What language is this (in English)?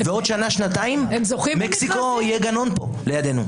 Hebrew